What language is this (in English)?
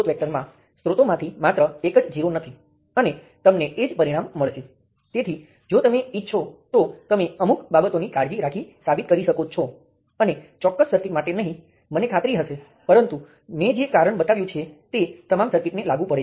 Gujarati